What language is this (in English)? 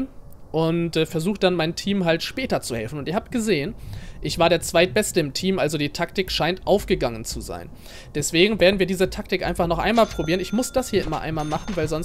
German